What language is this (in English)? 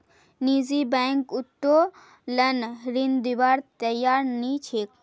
Magahi